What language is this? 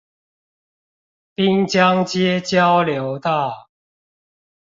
Chinese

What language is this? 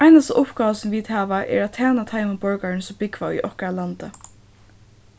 Faroese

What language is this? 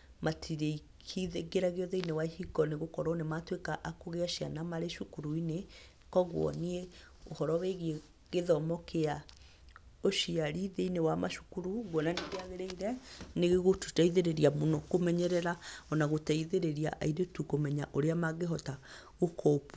Kikuyu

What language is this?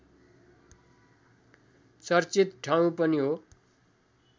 Nepali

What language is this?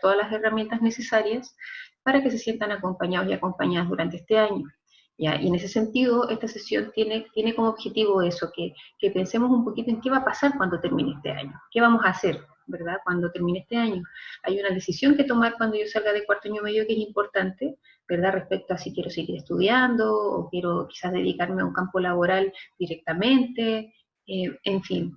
Spanish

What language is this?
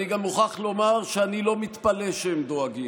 Hebrew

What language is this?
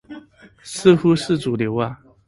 Chinese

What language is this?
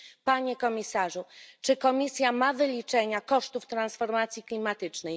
Polish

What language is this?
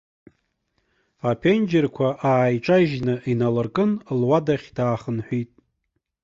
Abkhazian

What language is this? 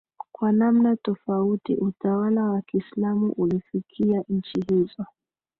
Swahili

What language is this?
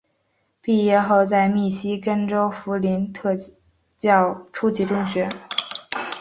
Chinese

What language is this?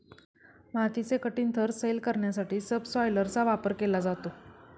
Marathi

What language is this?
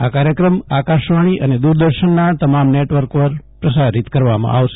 Gujarati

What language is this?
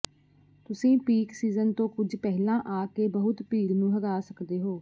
Punjabi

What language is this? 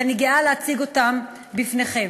Hebrew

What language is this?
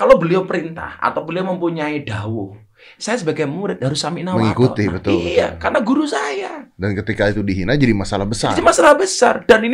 Indonesian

